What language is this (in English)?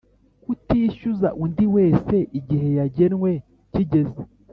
Kinyarwanda